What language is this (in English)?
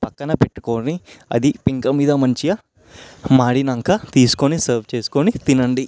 Telugu